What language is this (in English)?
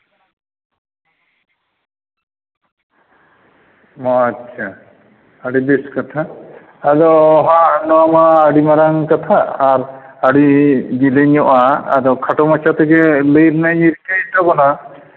Santali